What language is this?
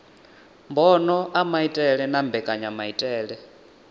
Venda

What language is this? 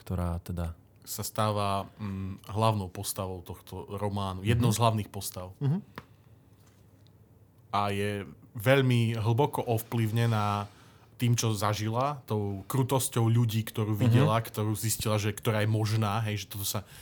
Slovak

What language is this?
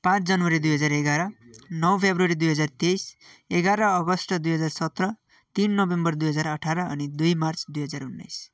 Nepali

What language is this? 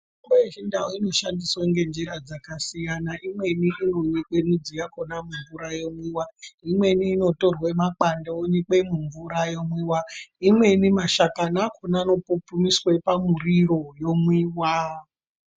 Ndau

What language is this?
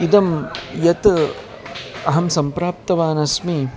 Sanskrit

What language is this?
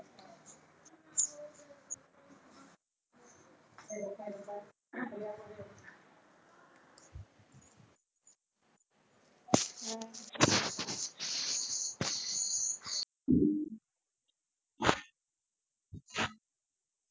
Punjabi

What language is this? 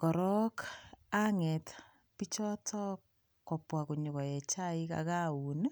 Kalenjin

